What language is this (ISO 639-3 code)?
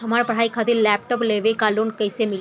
bho